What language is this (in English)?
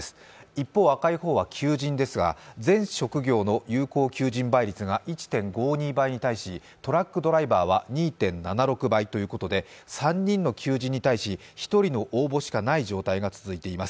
Japanese